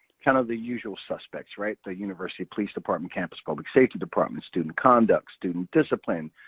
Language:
English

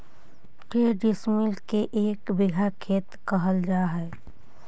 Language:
Magahi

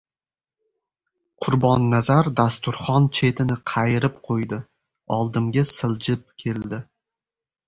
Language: Uzbek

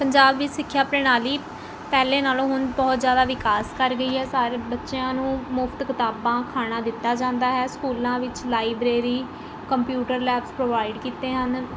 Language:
Punjabi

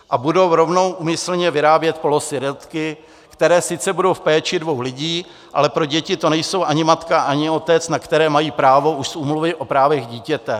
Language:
Czech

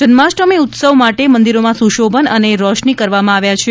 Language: Gujarati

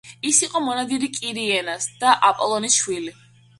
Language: Georgian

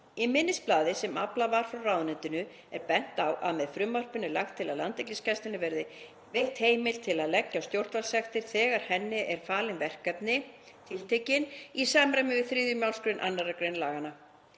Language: Icelandic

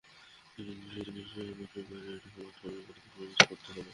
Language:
Bangla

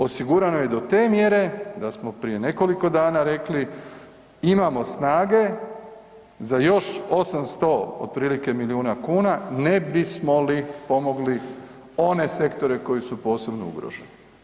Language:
Croatian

